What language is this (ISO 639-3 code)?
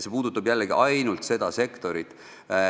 est